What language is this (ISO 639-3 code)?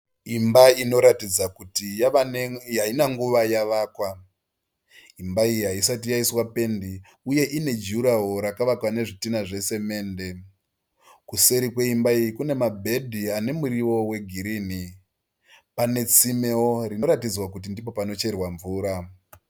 sna